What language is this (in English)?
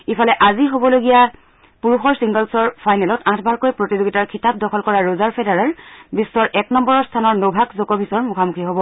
Assamese